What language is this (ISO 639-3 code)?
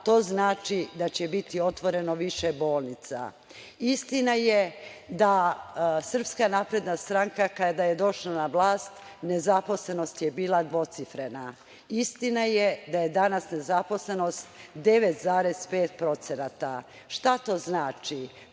srp